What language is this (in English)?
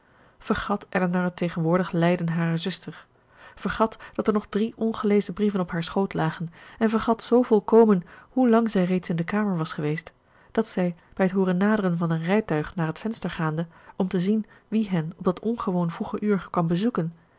Dutch